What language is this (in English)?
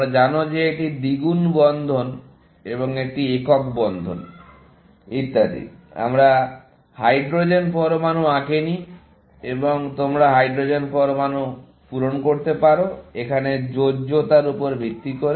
Bangla